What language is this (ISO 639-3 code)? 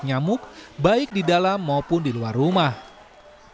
ind